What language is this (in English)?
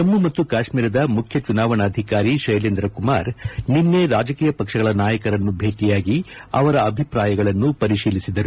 Kannada